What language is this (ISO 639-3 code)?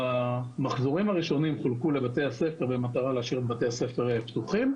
heb